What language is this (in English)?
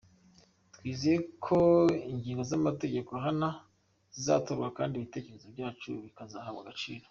Kinyarwanda